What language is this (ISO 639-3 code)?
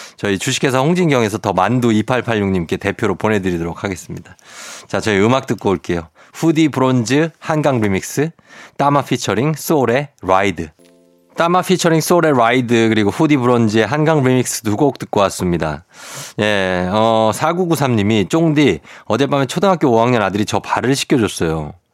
kor